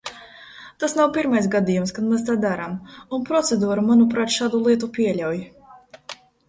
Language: Latvian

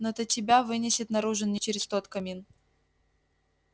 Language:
Russian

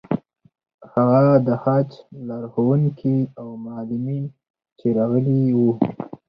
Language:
Pashto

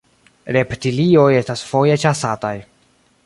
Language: Esperanto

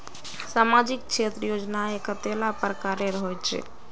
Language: Magahi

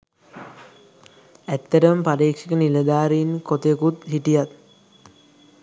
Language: Sinhala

